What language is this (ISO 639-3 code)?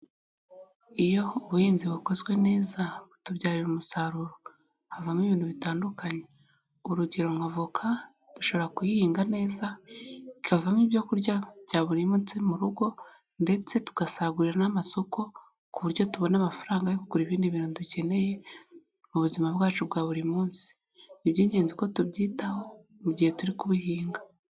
kin